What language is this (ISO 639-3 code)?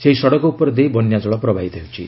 ori